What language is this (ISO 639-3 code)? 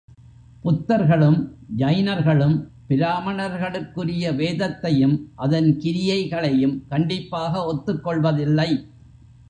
tam